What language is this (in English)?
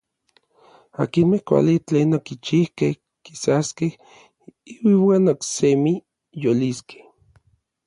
Orizaba Nahuatl